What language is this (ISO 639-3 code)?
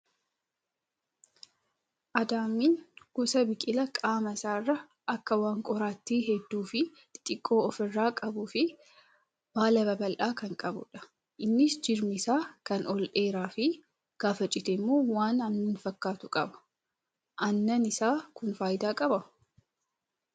orm